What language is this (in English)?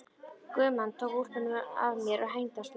Icelandic